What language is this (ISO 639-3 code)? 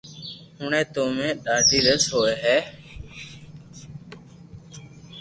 lrk